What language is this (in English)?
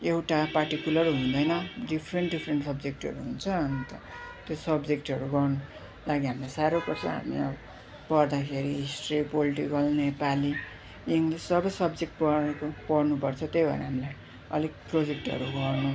Nepali